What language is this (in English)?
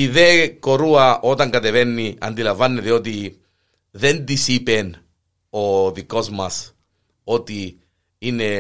Greek